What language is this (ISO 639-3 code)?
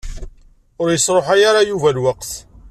kab